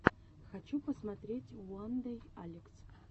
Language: Russian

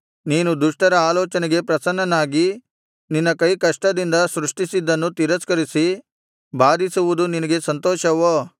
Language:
Kannada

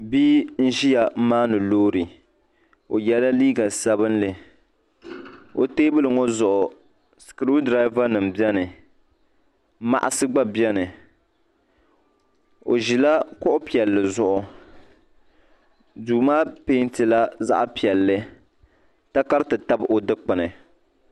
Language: Dagbani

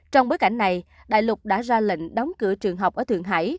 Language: Vietnamese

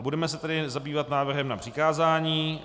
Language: Czech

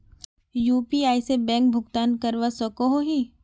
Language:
Magahi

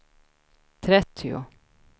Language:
Swedish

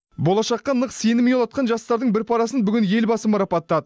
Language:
Kazakh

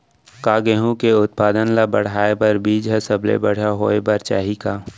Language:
Chhattisgarhi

